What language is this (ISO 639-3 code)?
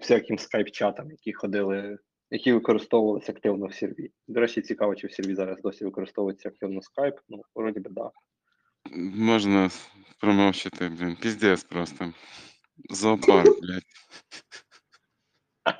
ukr